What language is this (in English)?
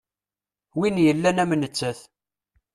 Kabyle